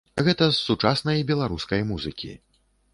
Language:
Belarusian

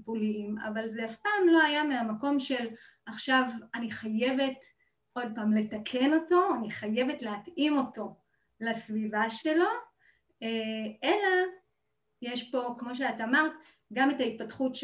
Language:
Hebrew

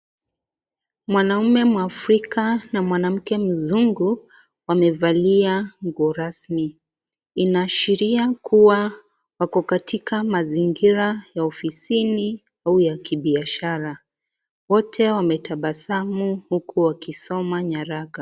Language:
Swahili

